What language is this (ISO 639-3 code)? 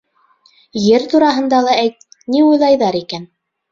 bak